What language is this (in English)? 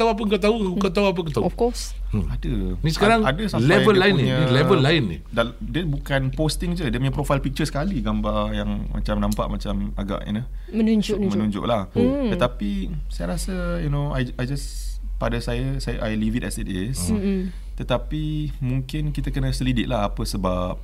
Malay